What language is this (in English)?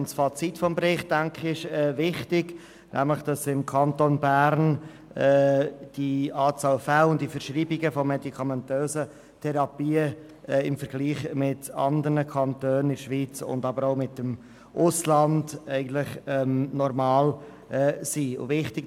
Swiss German